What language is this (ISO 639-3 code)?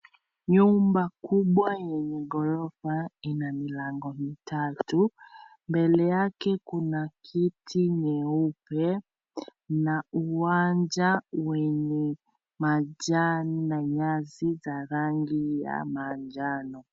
swa